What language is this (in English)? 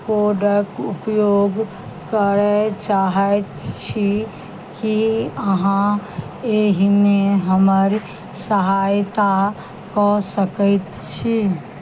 Maithili